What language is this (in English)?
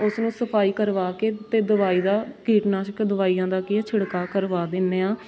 Punjabi